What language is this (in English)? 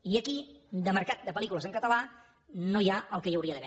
Catalan